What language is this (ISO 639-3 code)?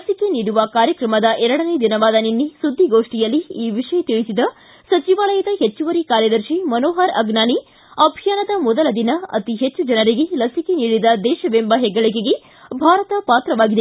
kan